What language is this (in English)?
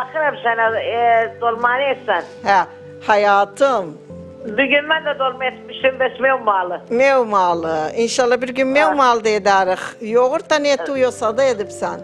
Turkish